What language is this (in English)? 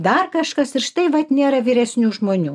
Lithuanian